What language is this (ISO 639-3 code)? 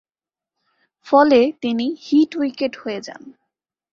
ben